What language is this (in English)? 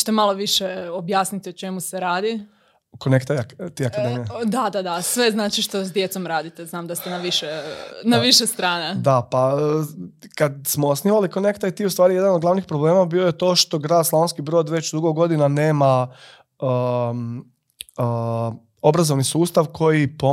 Croatian